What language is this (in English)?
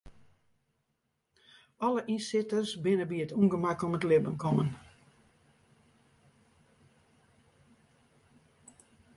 Western Frisian